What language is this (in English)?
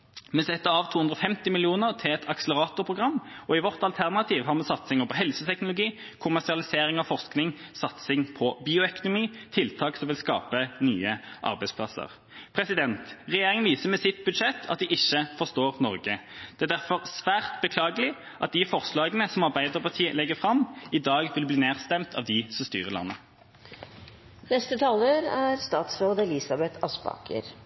Norwegian Bokmål